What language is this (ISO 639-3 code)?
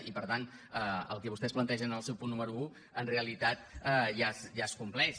cat